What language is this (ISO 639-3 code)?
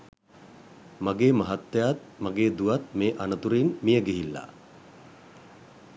sin